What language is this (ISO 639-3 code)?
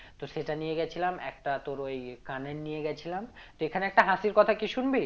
ben